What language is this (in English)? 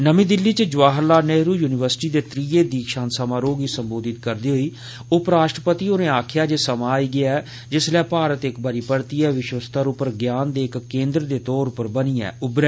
Dogri